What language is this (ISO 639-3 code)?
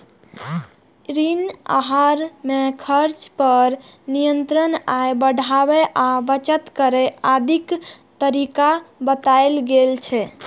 mai